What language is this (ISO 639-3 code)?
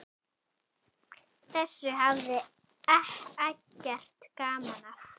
isl